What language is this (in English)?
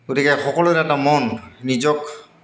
Assamese